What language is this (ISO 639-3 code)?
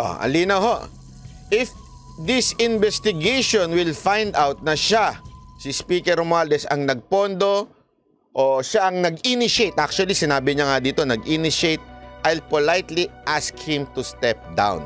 fil